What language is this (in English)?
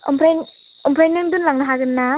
Bodo